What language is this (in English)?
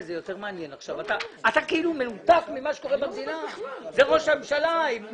Hebrew